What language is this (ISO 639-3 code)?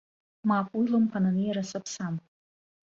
abk